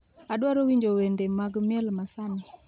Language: Luo (Kenya and Tanzania)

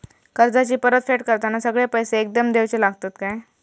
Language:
Marathi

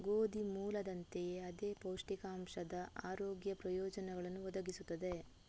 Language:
Kannada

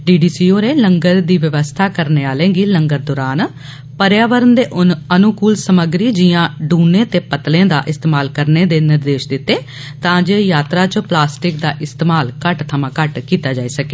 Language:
Dogri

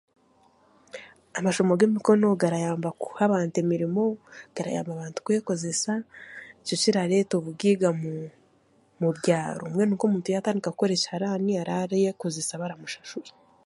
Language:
Chiga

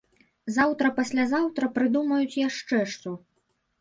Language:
Belarusian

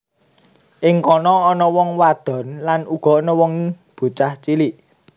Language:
Javanese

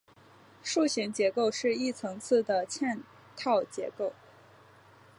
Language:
Chinese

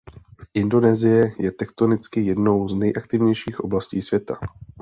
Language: Czech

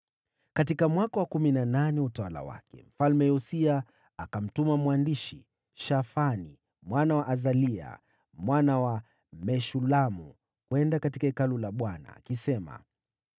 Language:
Swahili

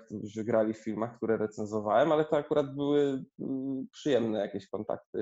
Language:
Polish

